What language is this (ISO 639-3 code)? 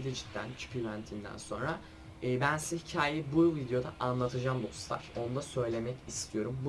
tur